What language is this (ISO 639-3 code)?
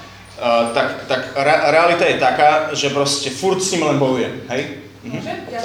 slk